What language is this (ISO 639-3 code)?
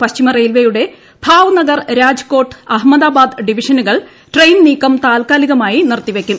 mal